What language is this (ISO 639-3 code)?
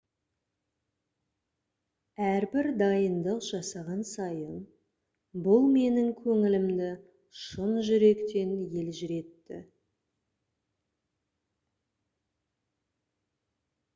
kaz